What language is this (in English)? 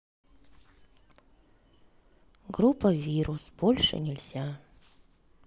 Russian